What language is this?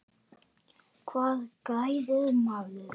Icelandic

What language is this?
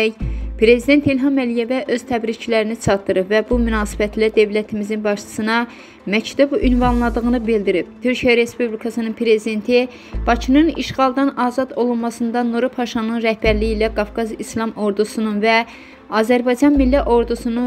Turkish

